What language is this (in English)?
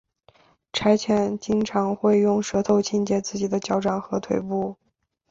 Chinese